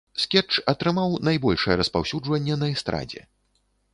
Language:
Belarusian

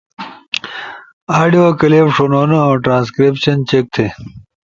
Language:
Ushojo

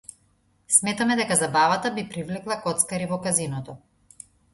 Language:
Macedonian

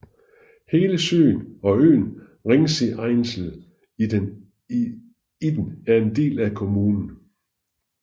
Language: Danish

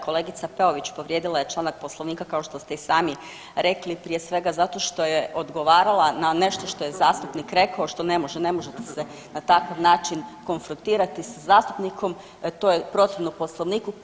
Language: Croatian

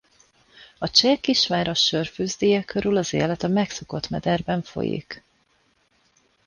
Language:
Hungarian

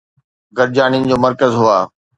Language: Sindhi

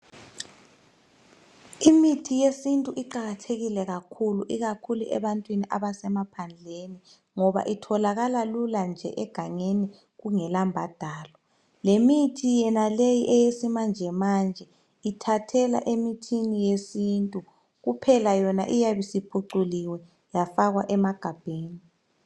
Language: North Ndebele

